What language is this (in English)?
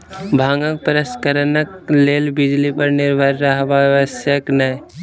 Maithili